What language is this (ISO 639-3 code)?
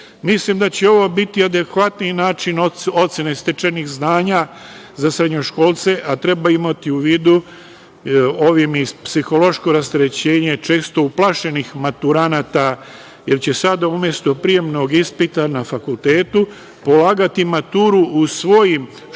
srp